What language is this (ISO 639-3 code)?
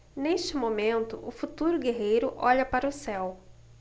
por